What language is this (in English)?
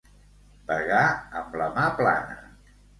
Catalan